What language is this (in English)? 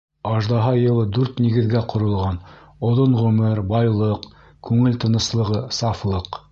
Bashkir